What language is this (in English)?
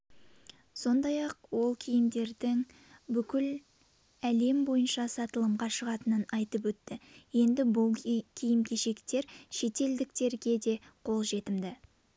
Kazakh